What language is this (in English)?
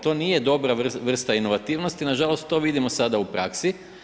Croatian